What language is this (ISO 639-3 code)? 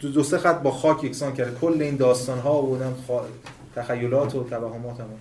fas